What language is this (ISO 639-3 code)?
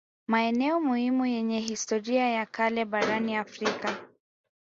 swa